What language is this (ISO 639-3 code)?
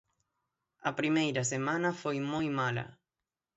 glg